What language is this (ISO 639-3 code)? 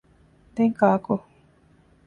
div